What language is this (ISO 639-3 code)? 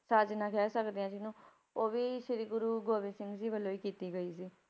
pan